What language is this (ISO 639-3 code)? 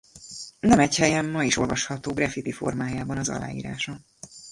hun